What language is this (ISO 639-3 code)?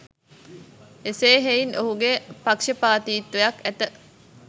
sin